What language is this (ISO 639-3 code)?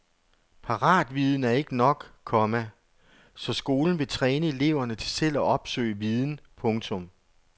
dan